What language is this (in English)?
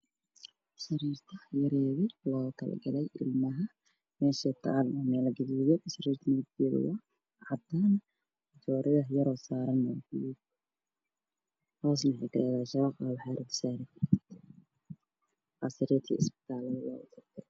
Somali